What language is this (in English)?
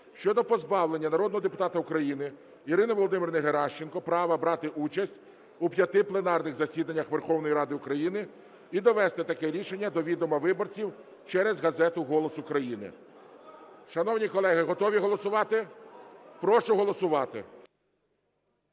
Ukrainian